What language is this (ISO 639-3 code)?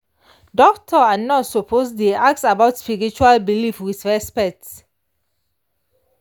pcm